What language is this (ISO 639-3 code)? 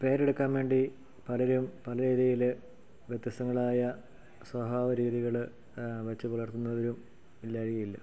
mal